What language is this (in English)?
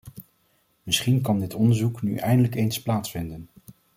Dutch